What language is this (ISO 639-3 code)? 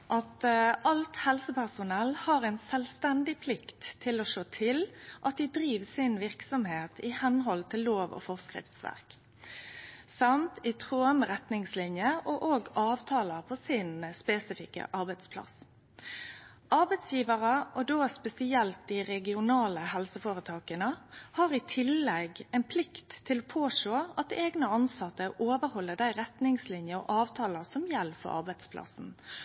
nno